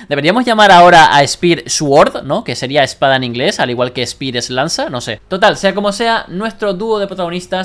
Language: Spanish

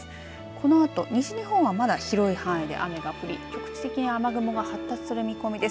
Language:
Japanese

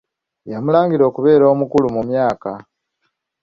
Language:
Ganda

